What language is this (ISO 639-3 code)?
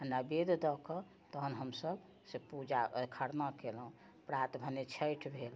mai